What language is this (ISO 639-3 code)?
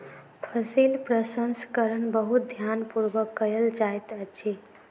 mai